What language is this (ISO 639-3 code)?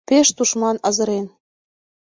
chm